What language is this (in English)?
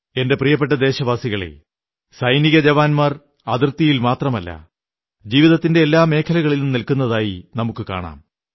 Malayalam